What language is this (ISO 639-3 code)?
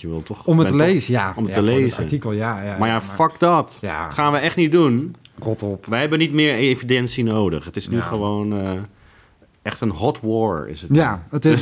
nld